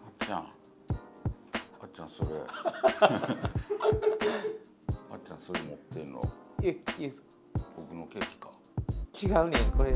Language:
Japanese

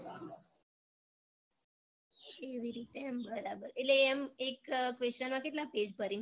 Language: Gujarati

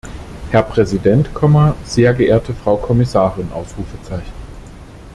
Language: German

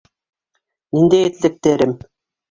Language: Bashkir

